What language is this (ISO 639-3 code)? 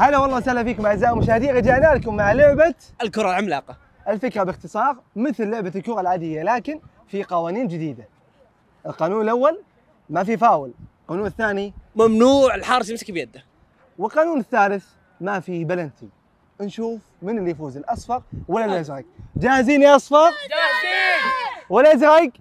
ara